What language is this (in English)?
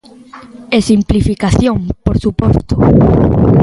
Galician